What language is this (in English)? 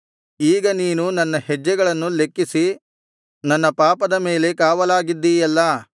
Kannada